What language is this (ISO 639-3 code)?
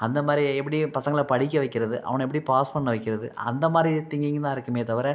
tam